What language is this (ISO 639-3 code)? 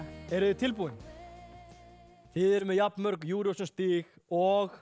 isl